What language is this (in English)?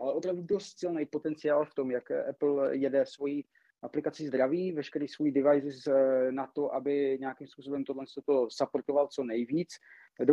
Czech